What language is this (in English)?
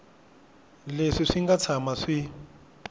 Tsonga